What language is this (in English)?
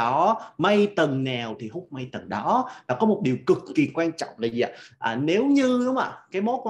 Vietnamese